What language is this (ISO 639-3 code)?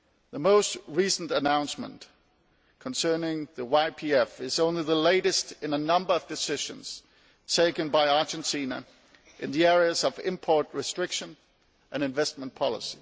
eng